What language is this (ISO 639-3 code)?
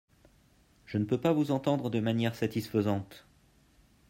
fra